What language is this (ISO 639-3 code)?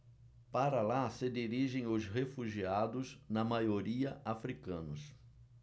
por